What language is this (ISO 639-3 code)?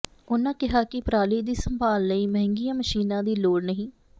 pan